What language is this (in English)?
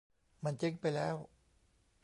Thai